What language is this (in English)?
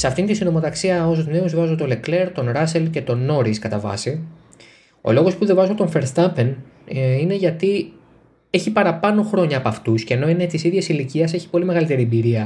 Greek